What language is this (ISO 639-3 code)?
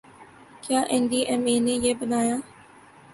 urd